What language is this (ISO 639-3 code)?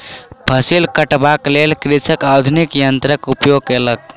mai